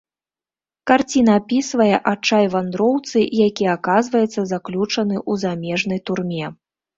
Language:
Belarusian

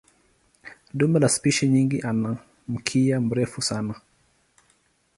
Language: Swahili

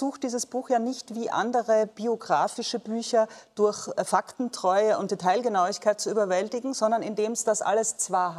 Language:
German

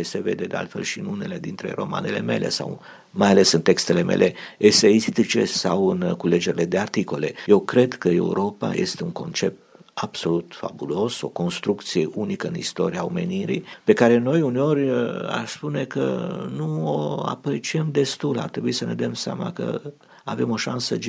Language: Romanian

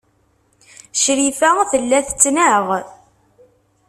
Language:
Kabyle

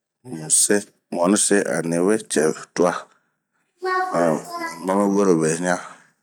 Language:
Bomu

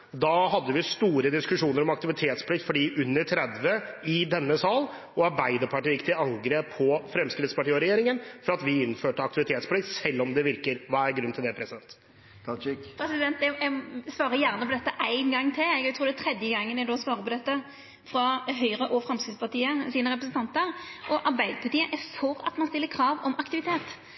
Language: Norwegian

